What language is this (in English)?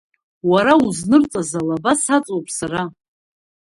Abkhazian